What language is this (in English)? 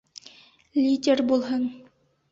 Bashkir